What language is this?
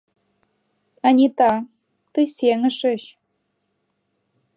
Mari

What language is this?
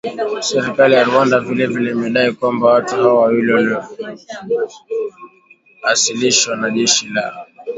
Swahili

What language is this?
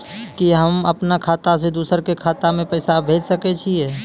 Maithili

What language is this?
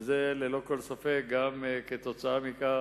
Hebrew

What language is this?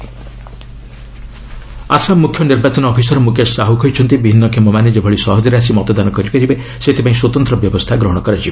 Odia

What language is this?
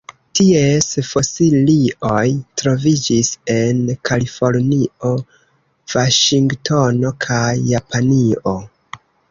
Esperanto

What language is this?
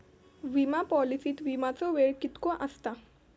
Marathi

